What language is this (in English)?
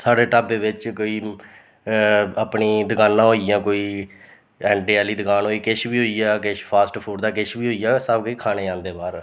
Dogri